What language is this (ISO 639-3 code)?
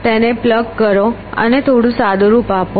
guj